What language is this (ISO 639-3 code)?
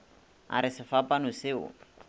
nso